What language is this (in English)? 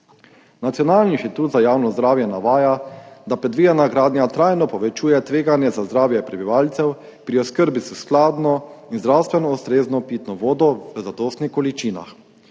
Slovenian